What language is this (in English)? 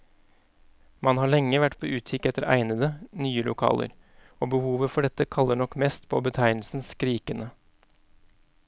Norwegian